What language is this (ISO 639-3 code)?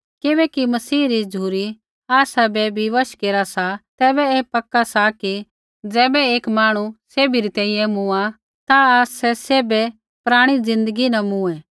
kfx